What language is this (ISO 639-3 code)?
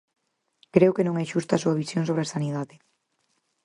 glg